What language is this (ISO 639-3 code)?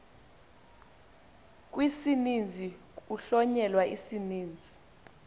xho